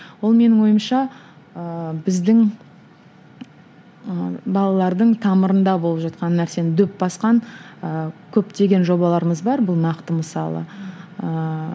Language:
Kazakh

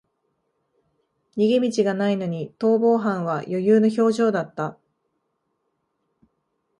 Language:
Japanese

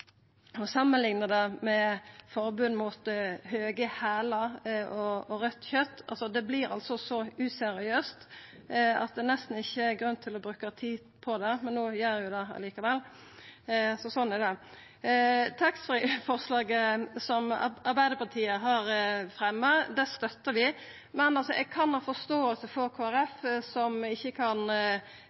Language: Norwegian Nynorsk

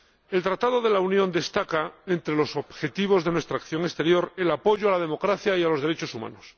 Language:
Spanish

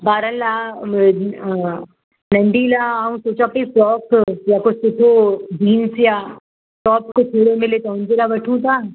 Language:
Sindhi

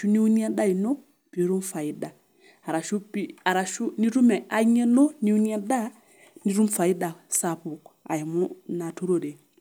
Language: Masai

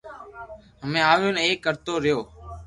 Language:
Loarki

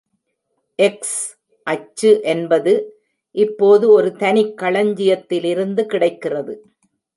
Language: Tamil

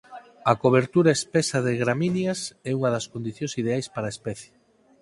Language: Galician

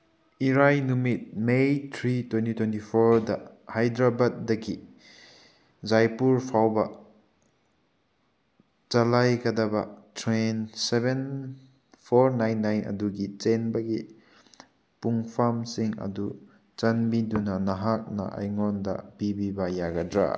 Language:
Manipuri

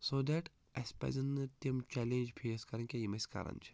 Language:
Kashmiri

